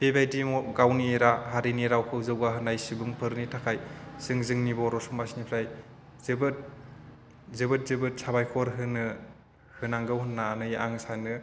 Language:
Bodo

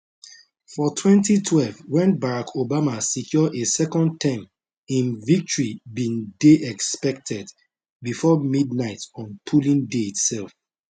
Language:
Nigerian Pidgin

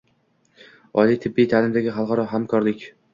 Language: Uzbek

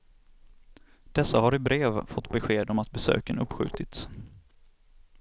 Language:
Swedish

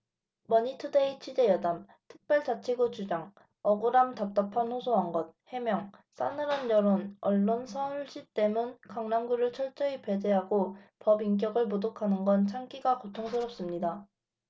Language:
Korean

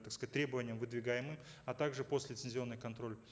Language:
Kazakh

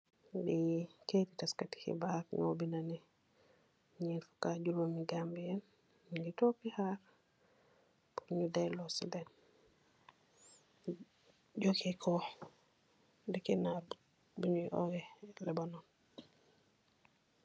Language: Wolof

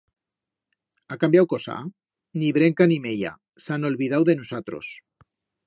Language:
Aragonese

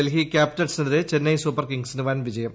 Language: Malayalam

